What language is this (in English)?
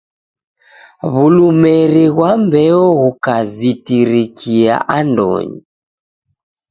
Taita